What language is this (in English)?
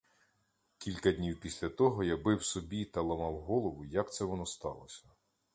Ukrainian